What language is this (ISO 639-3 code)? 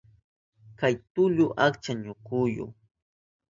qup